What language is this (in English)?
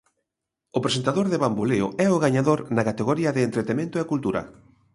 Galician